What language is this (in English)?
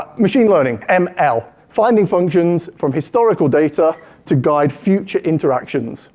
English